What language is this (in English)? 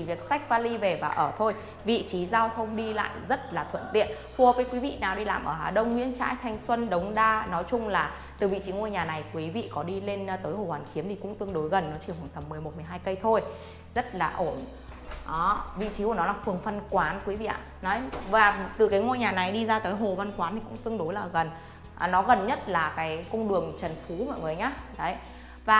Vietnamese